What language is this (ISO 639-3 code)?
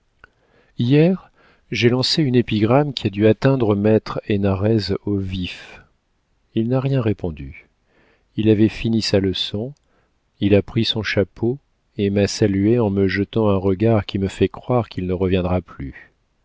fra